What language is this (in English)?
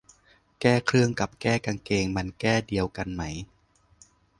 Thai